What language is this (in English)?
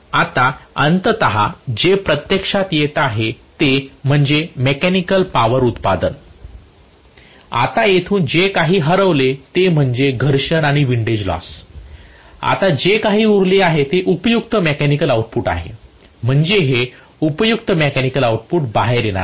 Marathi